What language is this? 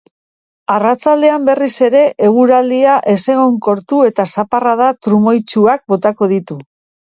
Basque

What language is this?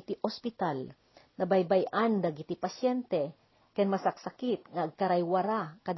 Filipino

